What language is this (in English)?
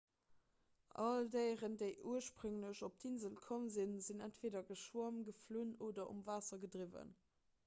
Luxembourgish